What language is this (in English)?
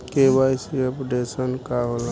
Bhojpuri